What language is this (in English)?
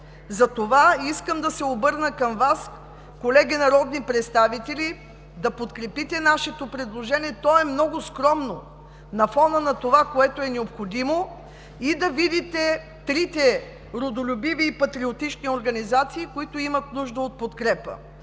Bulgarian